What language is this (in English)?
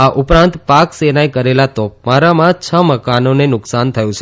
Gujarati